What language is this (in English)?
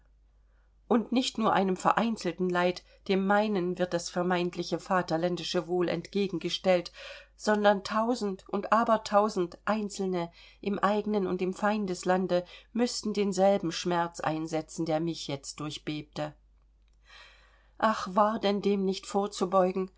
German